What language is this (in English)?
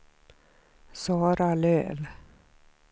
Swedish